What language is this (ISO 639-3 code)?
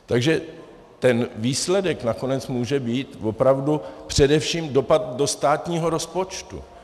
ces